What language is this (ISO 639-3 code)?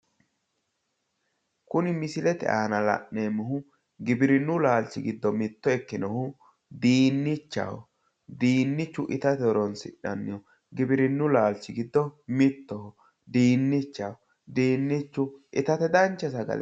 sid